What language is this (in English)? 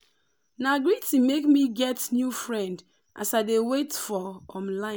Nigerian Pidgin